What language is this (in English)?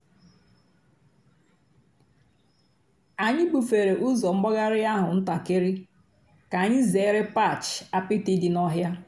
Igbo